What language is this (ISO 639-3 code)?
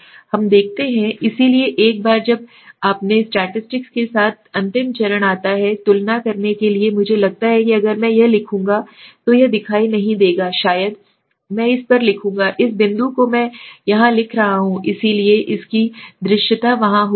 hin